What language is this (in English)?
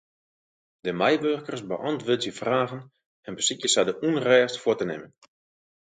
Western Frisian